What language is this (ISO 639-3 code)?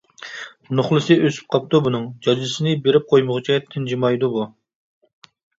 uig